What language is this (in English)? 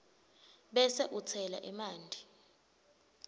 Swati